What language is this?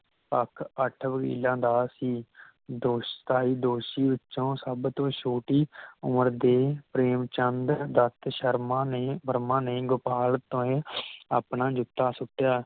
Punjabi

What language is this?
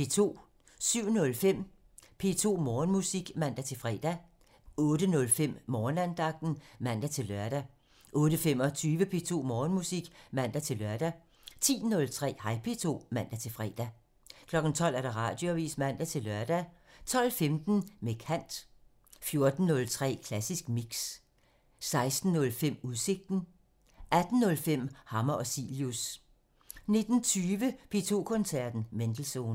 Danish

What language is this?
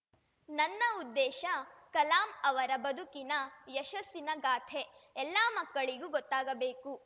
Kannada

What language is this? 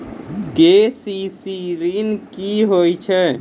Maithili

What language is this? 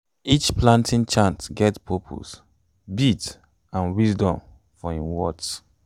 Nigerian Pidgin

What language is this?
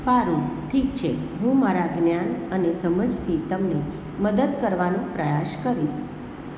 Gujarati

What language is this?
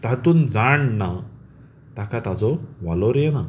Konkani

